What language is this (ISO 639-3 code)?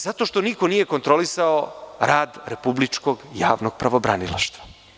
srp